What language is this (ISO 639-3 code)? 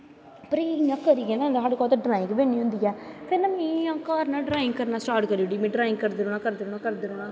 doi